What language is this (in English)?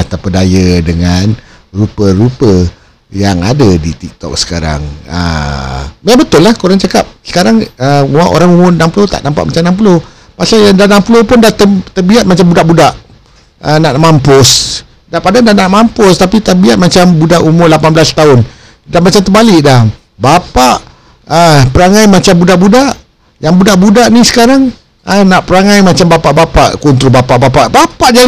Malay